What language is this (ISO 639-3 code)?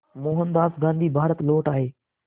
hin